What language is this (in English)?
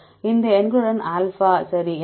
Tamil